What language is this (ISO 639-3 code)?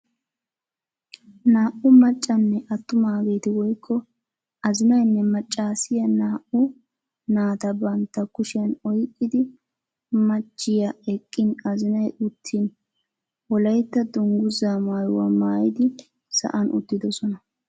wal